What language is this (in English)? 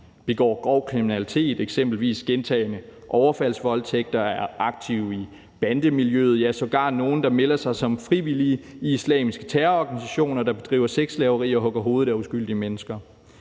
Danish